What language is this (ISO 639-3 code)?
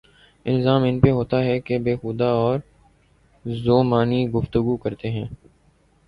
urd